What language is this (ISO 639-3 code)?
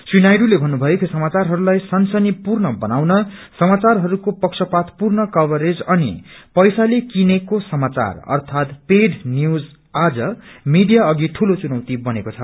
nep